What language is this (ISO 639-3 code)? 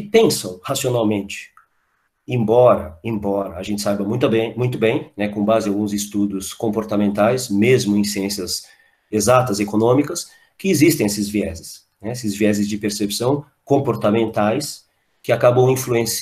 por